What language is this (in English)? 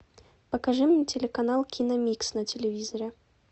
Russian